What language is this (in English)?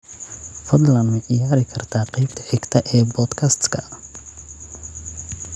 Somali